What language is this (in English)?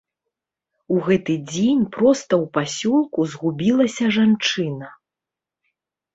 Belarusian